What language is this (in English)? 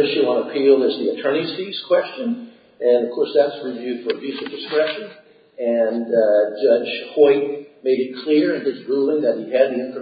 English